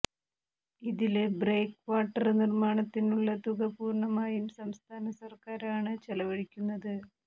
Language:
Malayalam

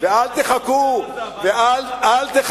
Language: Hebrew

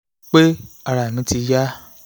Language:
Yoruba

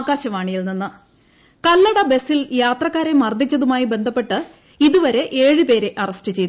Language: Malayalam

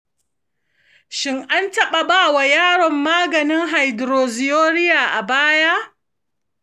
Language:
Hausa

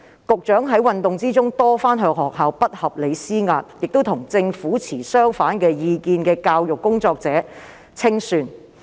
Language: Cantonese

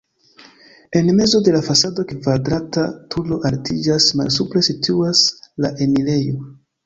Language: Esperanto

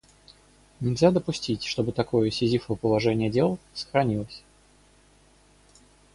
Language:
Russian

